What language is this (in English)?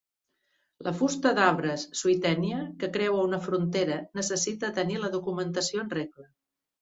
Catalan